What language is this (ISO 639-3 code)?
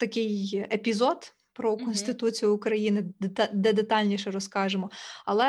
ukr